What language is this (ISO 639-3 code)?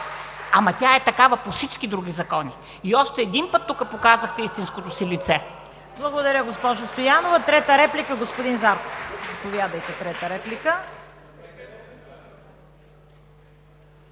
bul